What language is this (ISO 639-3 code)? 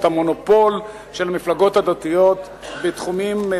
heb